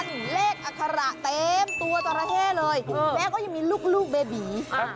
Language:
Thai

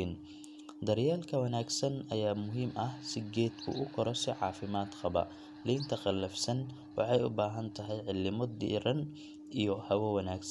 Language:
Somali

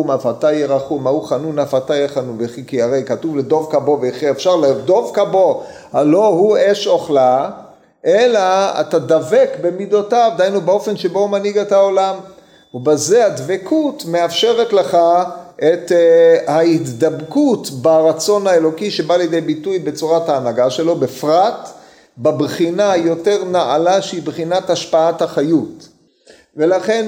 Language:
Hebrew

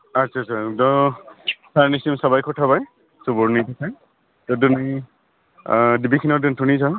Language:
Bodo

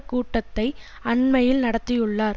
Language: Tamil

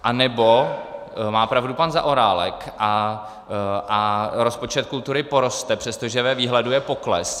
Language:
Czech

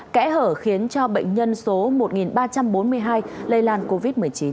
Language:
Vietnamese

